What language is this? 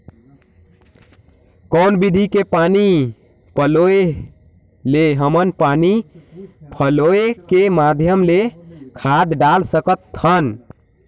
Chhattisgarhi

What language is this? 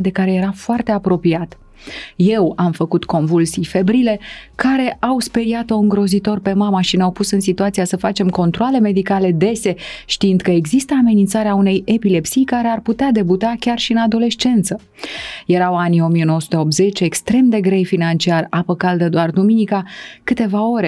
Romanian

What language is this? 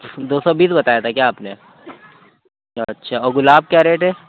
Urdu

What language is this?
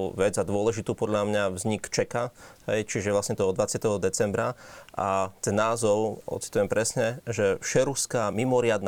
Slovak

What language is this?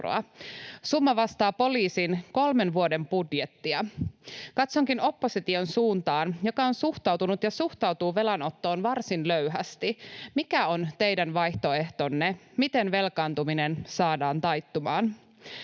Finnish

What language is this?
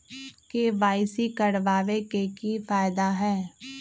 Magahi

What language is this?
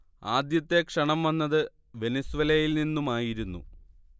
Malayalam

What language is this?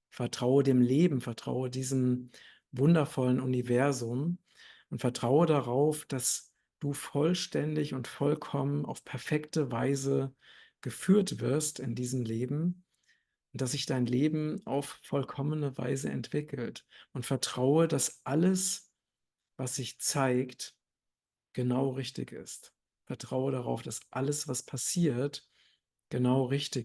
German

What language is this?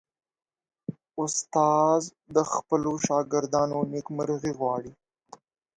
Pashto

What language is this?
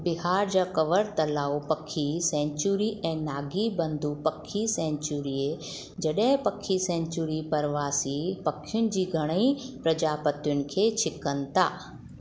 Sindhi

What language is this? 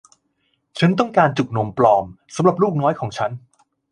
Thai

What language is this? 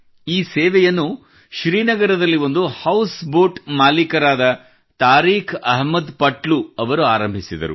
Kannada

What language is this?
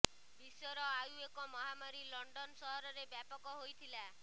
Odia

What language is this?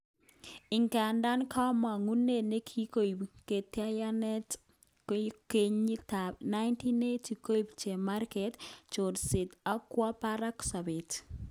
Kalenjin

